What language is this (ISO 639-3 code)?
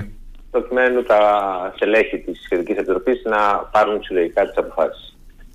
ell